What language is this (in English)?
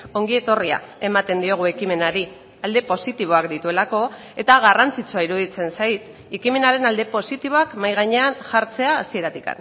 Basque